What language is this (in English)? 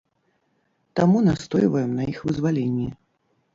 Belarusian